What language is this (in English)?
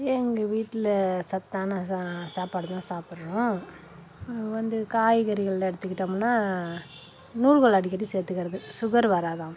Tamil